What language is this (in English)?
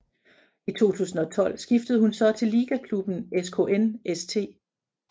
Danish